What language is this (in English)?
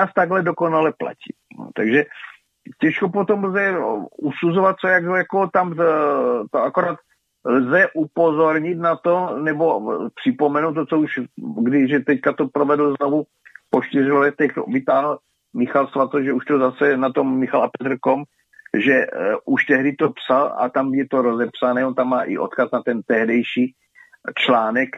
Czech